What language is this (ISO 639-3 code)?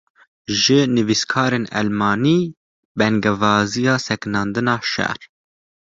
kur